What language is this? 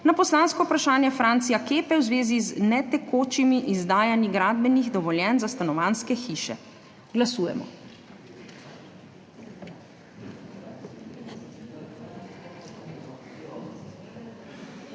Slovenian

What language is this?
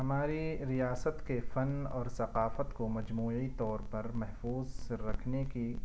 Urdu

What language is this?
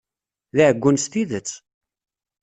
Kabyle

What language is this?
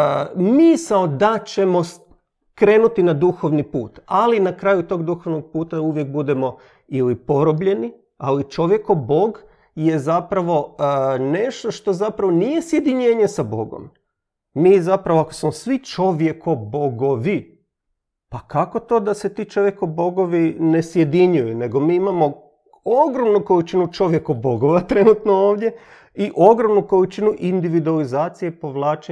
Croatian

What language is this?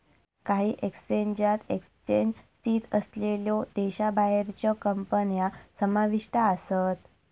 Marathi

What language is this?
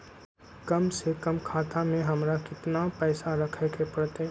Magahi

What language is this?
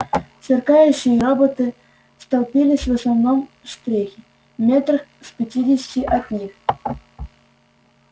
Russian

